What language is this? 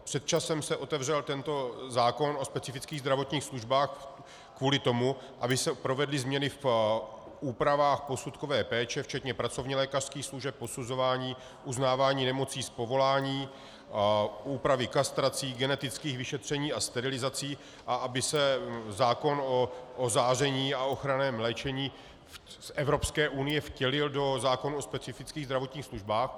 Czech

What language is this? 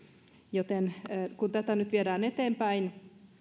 Finnish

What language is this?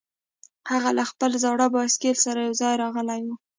Pashto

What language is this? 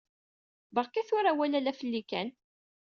Kabyle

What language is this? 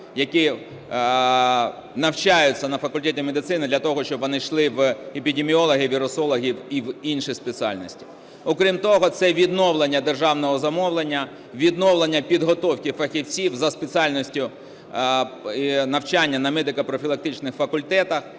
Ukrainian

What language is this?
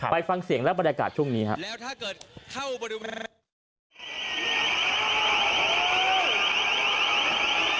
Thai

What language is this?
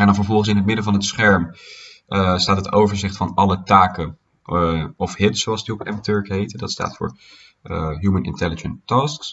Dutch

